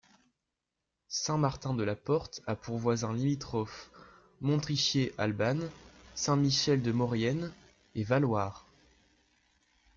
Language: French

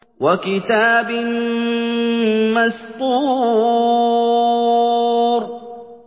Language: Arabic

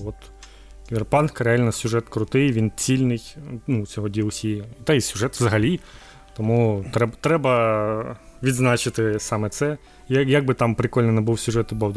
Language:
Ukrainian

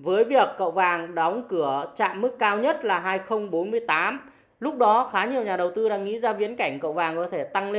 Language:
Vietnamese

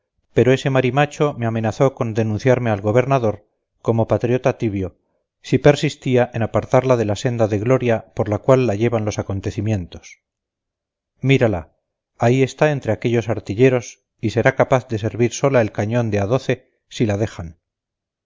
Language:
Spanish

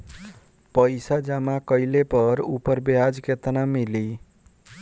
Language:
Bhojpuri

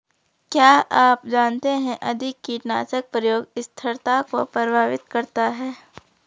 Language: Hindi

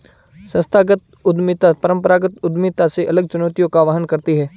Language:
Hindi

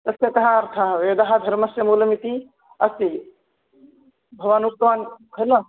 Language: Sanskrit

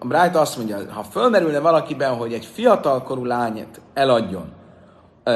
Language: Hungarian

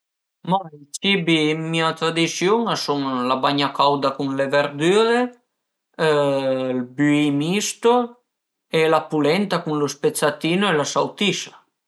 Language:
Piedmontese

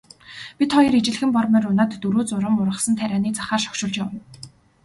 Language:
Mongolian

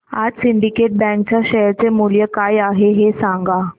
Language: Marathi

